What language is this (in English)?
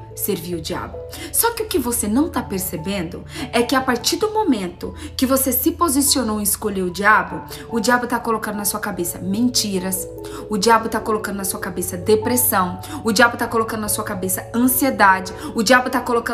Portuguese